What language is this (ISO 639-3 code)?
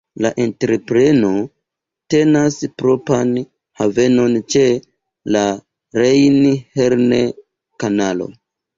epo